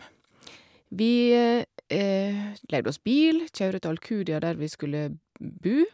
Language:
Norwegian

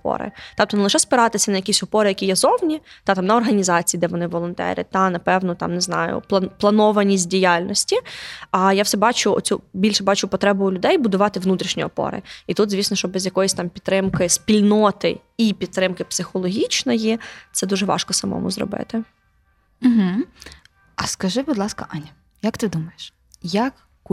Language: Ukrainian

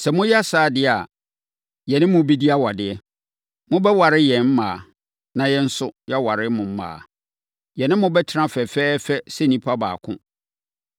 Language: Akan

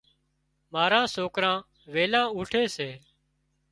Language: Wadiyara Koli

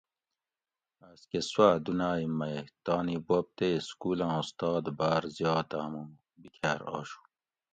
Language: Gawri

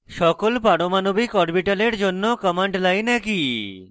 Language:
Bangla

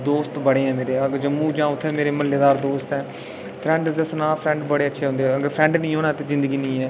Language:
Dogri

